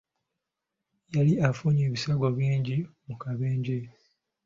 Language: Ganda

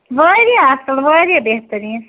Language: Kashmiri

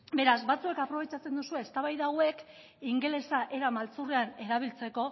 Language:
Basque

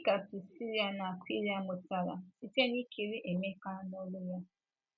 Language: Igbo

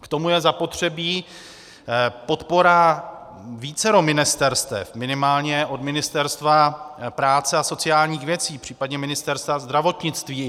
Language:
Czech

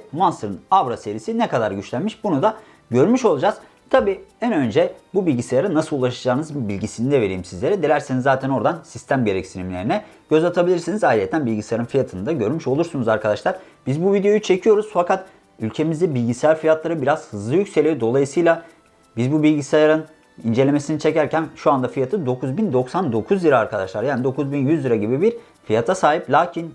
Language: Turkish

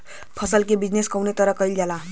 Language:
Bhojpuri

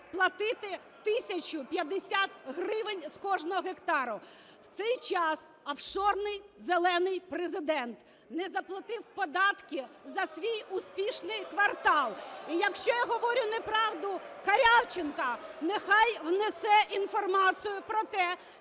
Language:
Ukrainian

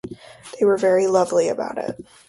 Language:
English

